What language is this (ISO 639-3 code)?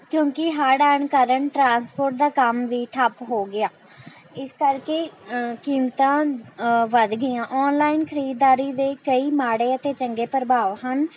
pan